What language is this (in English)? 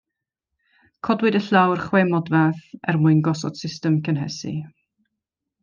Welsh